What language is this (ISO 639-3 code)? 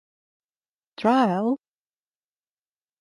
ara